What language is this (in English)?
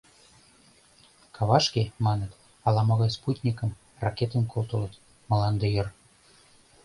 Mari